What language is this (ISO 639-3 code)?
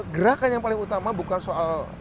ind